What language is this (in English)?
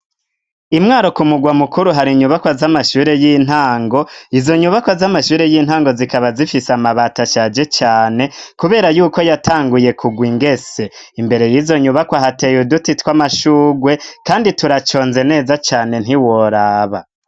Rundi